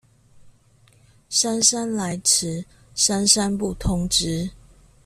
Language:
Chinese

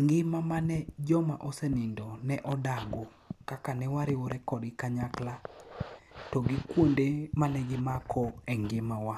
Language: Luo (Kenya and Tanzania)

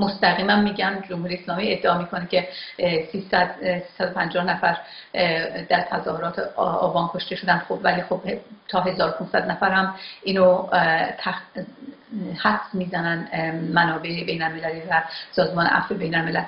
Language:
Persian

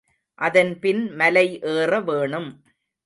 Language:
Tamil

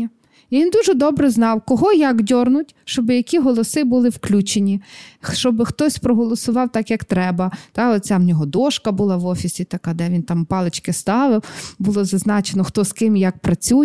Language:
Ukrainian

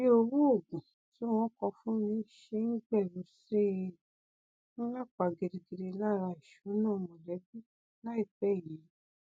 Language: Yoruba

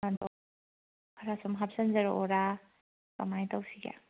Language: Manipuri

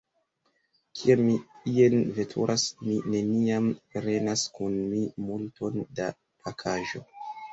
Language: Esperanto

